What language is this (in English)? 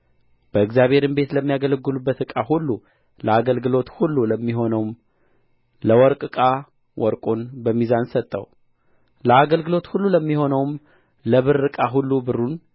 Amharic